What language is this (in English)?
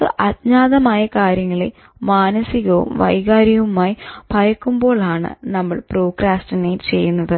Malayalam